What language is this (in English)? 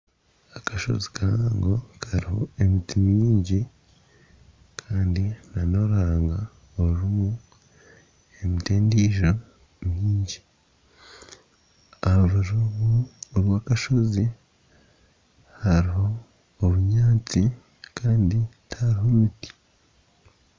Nyankole